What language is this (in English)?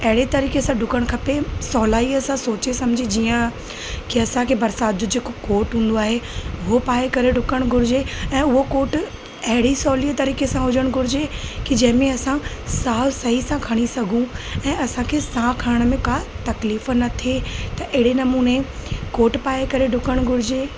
Sindhi